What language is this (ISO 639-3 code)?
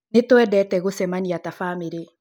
kik